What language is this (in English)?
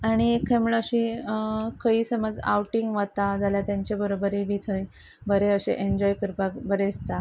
Konkani